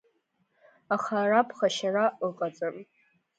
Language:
Abkhazian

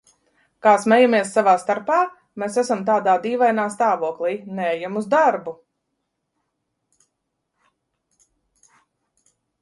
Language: Latvian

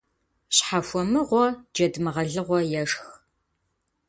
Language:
Kabardian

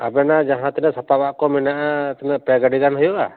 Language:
Santali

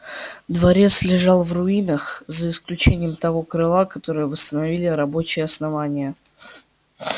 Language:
Russian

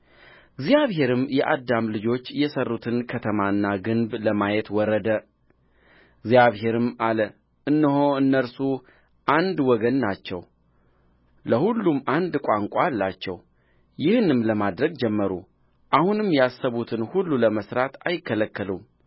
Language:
Amharic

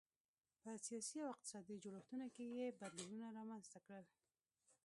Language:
Pashto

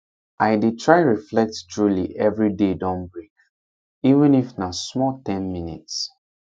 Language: Nigerian Pidgin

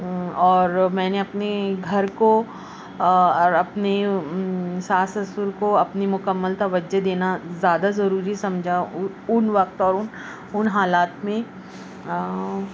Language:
Urdu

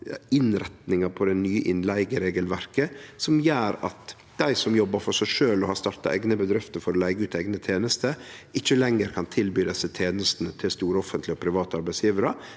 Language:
Norwegian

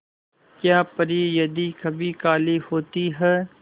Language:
Hindi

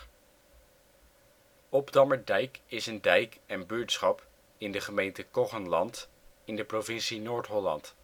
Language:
Dutch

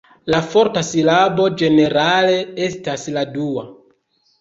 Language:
Esperanto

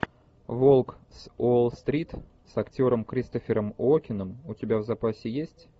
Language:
Russian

